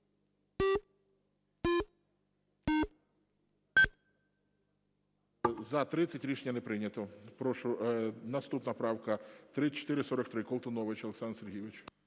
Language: Ukrainian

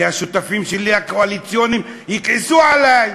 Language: Hebrew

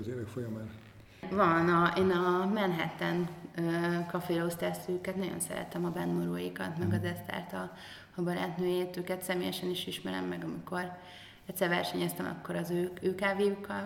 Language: Hungarian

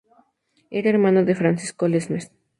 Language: Spanish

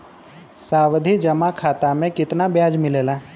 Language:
Bhojpuri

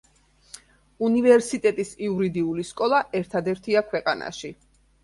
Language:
Georgian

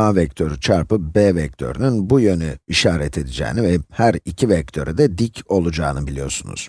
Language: Turkish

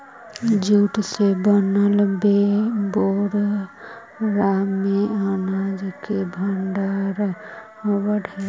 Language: Magahi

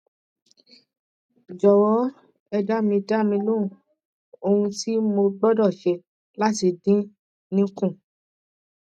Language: Yoruba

